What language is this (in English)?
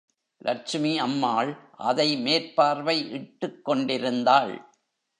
Tamil